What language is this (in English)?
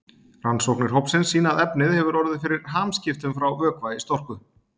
Icelandic